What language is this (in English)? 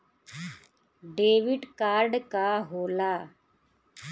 Bhojpuri